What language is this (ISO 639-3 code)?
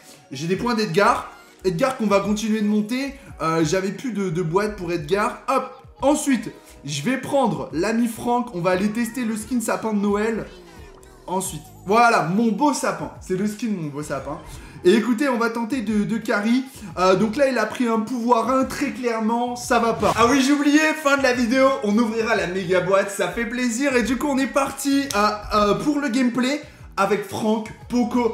fra